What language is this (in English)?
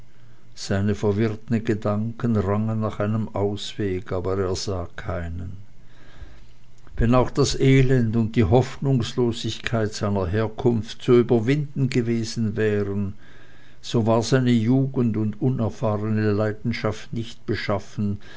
German